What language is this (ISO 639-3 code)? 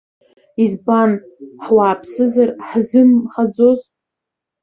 abk